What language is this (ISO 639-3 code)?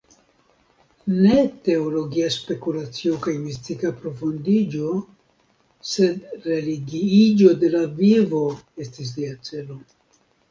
epo